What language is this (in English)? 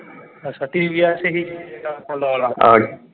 Punjabi